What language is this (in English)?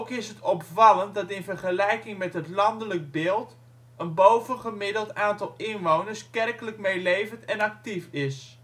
Dutch